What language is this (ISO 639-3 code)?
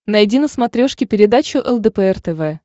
rus